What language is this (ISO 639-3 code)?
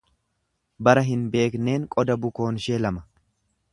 orm